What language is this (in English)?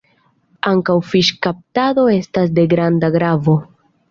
Esperanto